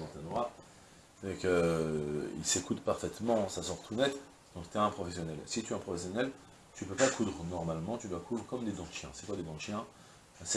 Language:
French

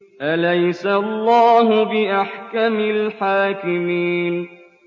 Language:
Arabic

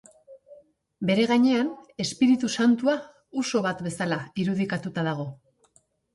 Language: Basque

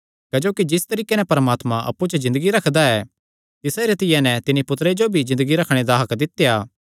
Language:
Kangri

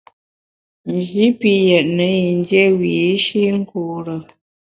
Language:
Bamun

